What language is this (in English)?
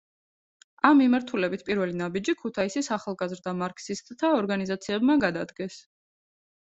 Georgian